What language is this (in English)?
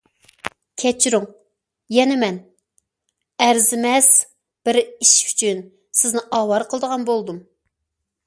Uyghur